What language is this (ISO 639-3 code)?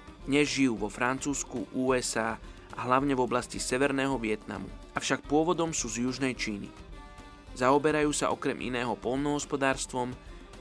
slk